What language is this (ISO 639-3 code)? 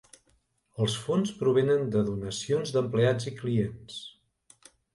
cat